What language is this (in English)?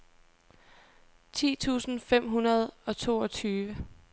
Danish